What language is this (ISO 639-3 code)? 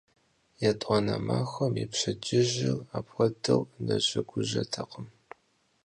kbd